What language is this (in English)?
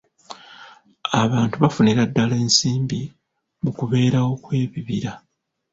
Ganda